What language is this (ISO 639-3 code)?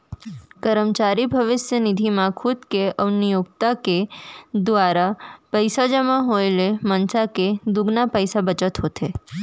hne